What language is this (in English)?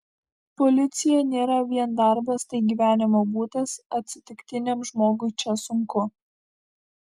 Lithuanian